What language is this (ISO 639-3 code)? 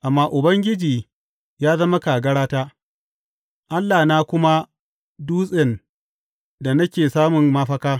hau